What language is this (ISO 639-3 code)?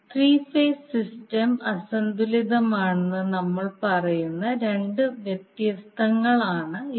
mal